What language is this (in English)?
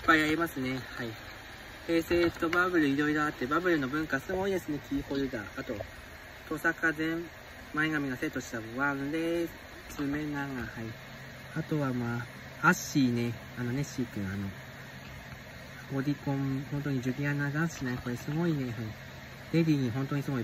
Japanese